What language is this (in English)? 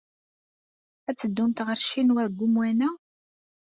Kabyle